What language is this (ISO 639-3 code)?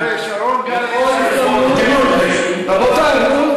heb